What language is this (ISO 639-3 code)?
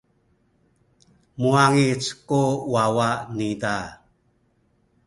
szy